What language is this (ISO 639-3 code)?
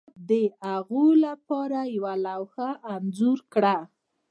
pus